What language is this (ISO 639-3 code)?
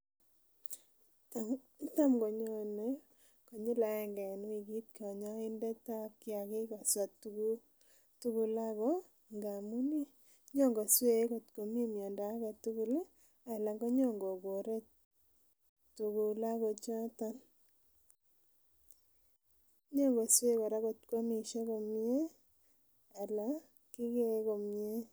kln